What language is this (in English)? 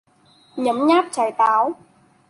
Vietnamese